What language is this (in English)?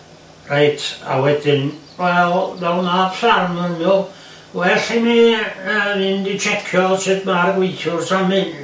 Welsh